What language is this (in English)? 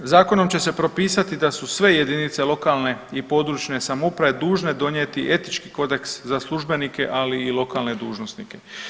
Croatian